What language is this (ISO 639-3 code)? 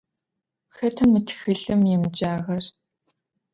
ady